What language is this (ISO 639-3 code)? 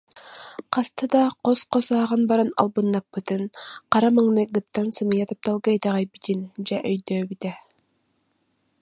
sah